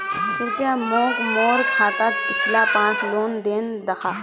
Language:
Magahi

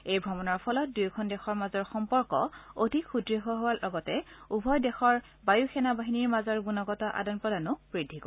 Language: Assamese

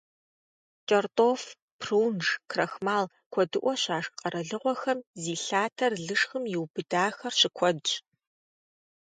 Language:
Kabardian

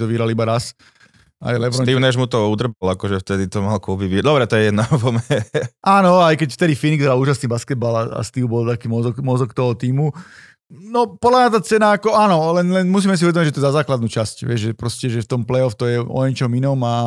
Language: Slovak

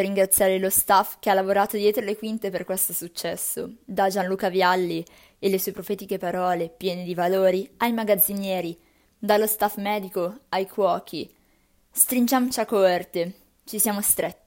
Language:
Italian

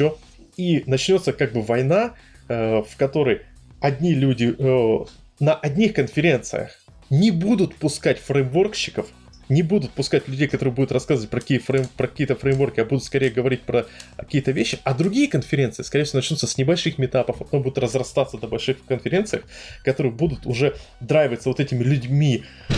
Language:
Russian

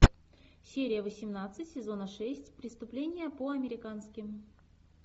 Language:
Russian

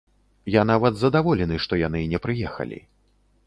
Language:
Belarusian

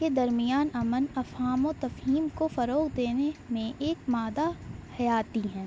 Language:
Urdu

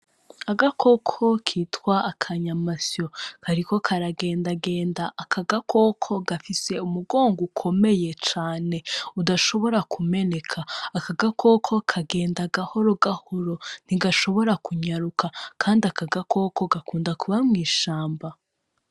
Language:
Rundi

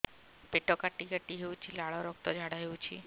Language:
Odia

